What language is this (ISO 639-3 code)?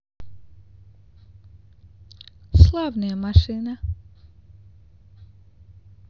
rus